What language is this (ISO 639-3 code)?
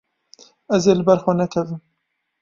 kur